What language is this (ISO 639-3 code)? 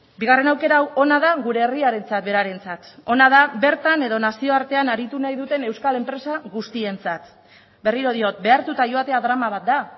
eus